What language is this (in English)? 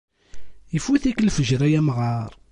Kabyle